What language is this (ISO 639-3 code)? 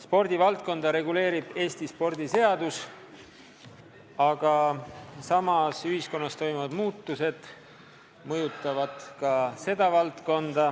est